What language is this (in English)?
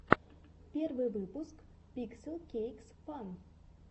Russian